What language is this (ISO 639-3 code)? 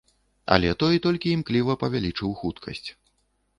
bel